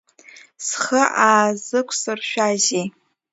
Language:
Abkhazian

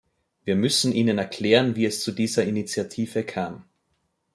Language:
German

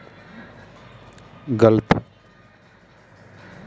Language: Hindi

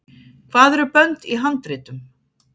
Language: Icelandic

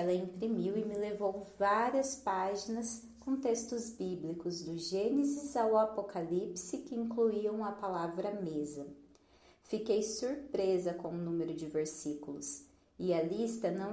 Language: Portuguese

